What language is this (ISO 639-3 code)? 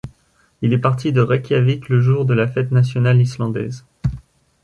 fra